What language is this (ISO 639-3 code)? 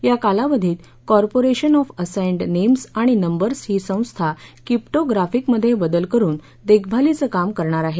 mar